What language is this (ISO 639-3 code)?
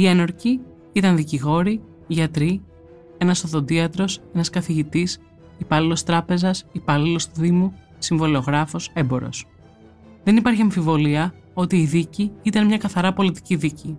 ell